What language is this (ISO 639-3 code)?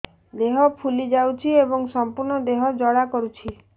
ori